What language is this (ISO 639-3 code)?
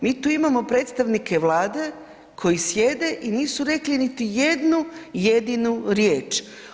hrv